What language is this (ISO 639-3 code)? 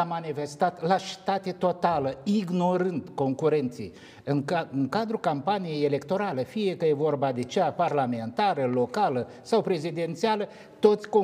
ron